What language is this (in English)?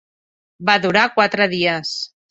Catalan